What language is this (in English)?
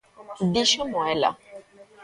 Galician